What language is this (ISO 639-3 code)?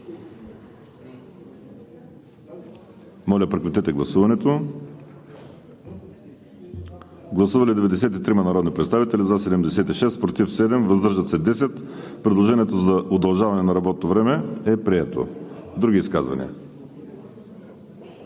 bul